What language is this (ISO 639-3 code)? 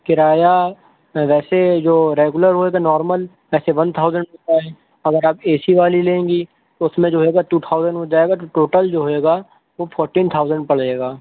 urd